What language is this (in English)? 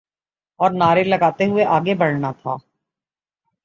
Urdu